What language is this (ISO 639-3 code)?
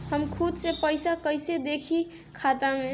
bho